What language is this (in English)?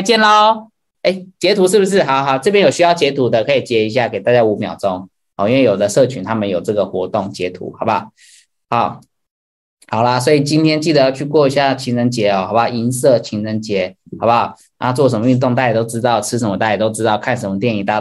Chinese